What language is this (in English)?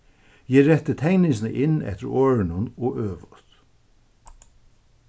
Faroese